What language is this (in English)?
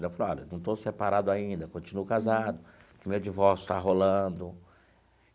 Portuguese